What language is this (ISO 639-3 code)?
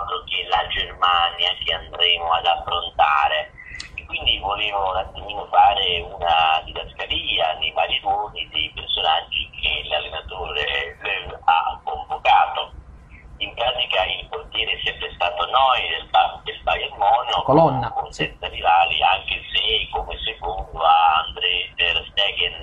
ita